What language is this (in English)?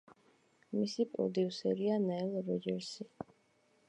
Georgian